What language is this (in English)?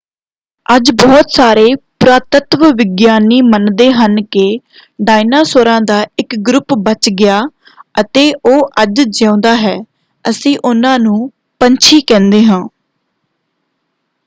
Punjabi